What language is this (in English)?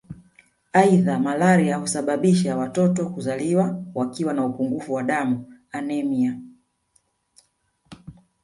Swahili